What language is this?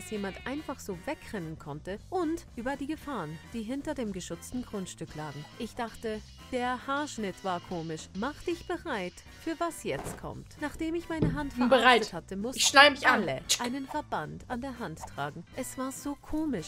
German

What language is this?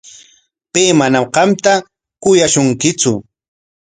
Corongo Ancash Quechua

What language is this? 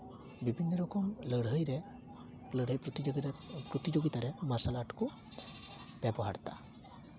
Santali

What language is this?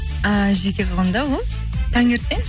Kazakh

